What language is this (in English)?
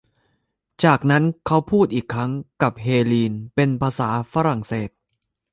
Thai